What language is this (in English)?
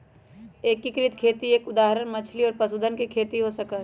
Magahi